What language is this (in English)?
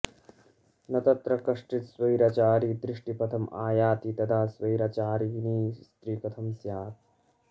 Sanskrit